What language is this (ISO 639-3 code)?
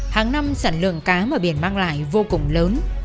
vie